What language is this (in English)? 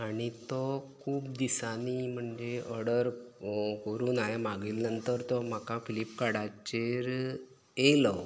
Konkani